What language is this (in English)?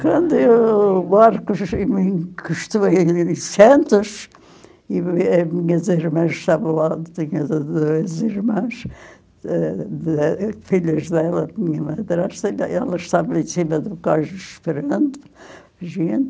Portuguese